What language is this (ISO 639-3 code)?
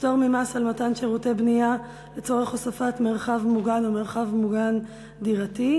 heb